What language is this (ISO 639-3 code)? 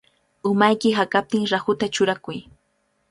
qvl